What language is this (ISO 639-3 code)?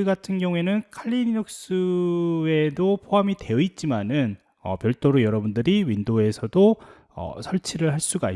kor